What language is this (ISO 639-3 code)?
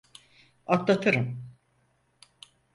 tur